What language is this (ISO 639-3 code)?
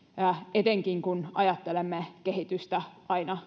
fin